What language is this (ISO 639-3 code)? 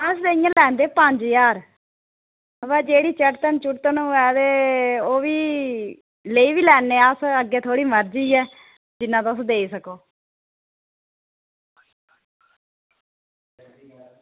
doi